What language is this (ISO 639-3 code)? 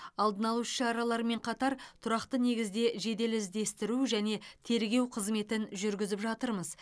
kaz